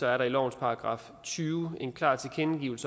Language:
Danish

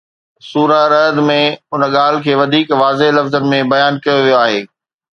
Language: Sindhi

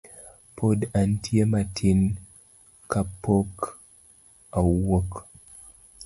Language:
Luo (Kenya and Tanzania)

